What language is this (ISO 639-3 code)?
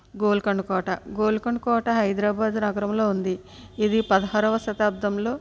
tel